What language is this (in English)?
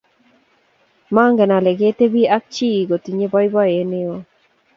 Kalenjin